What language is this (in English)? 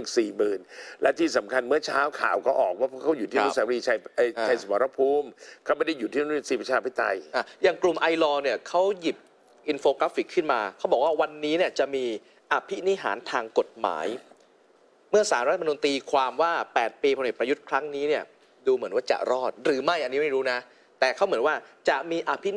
Thai